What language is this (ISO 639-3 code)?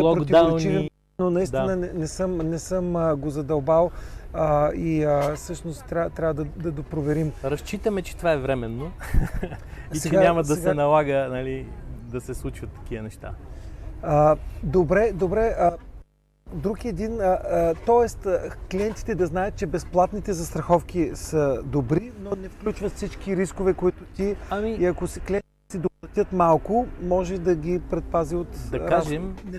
bul